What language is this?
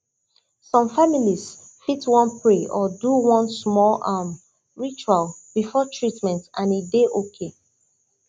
Nigerian Pidgin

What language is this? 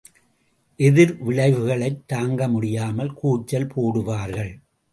Tamil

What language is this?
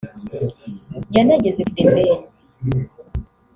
Kinyarwanda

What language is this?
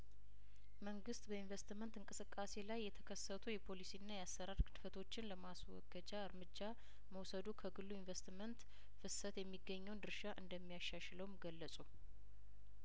Amharic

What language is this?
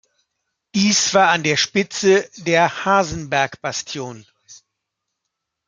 German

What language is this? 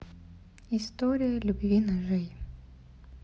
Russian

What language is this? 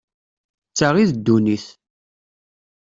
Kabyle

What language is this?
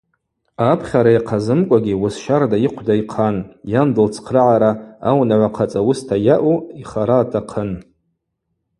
Abaza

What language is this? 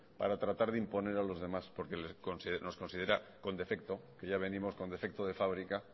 Spanish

